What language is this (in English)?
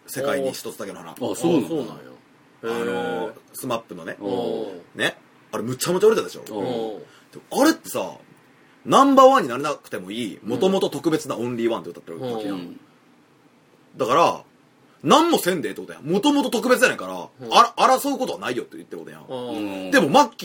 Japanese